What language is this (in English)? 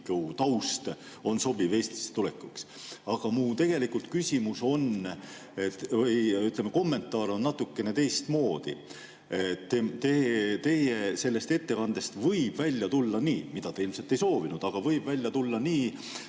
Estonian